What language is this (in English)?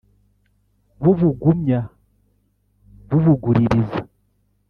Kinyarwanda